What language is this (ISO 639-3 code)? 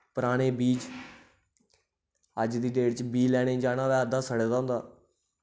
doi